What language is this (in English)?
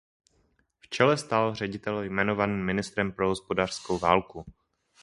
Czech